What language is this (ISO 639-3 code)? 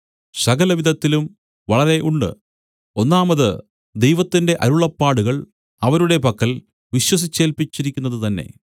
mal